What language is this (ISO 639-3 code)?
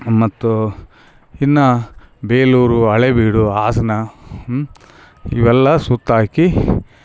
kan